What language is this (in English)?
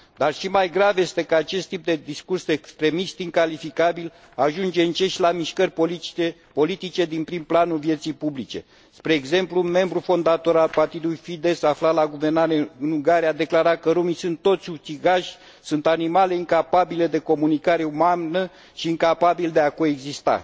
Romanian